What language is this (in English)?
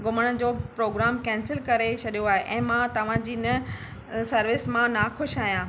Sindhi